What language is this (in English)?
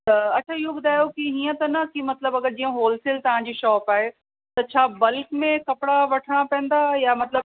Sindhi